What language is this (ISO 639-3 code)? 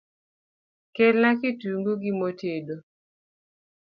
luo